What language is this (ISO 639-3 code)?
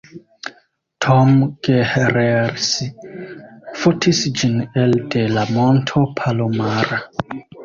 epo